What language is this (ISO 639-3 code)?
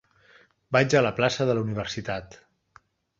cat